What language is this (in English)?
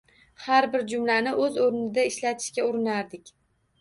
Uzbek